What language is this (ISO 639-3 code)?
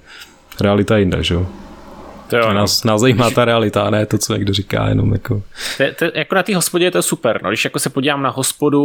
ces